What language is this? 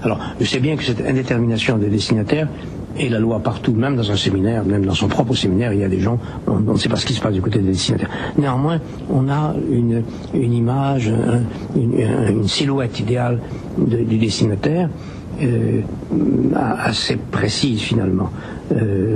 French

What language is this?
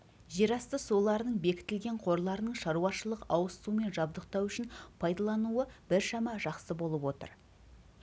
Kazakh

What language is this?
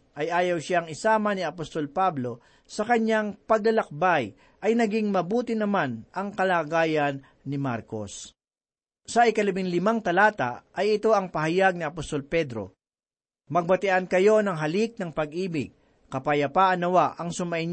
Filipino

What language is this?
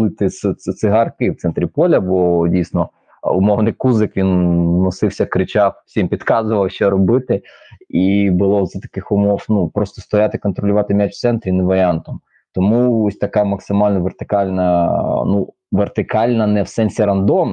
Ukrainian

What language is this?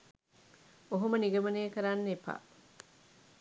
Sinhala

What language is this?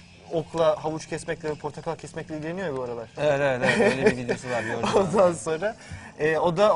Turkish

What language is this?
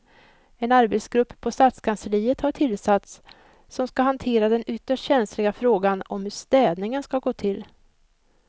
Swedish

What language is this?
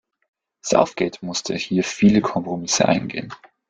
German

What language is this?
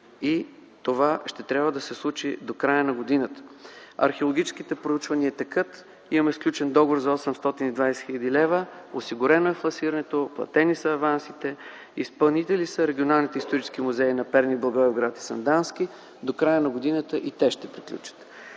Bulgarian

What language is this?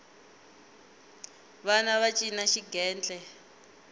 Tsonga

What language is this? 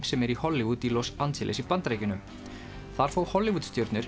Icelandic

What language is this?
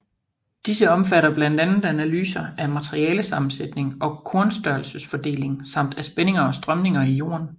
Danish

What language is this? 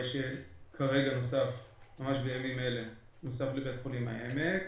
Hebrew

